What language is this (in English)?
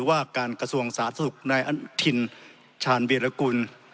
Thai